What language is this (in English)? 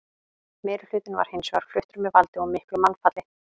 Icelandic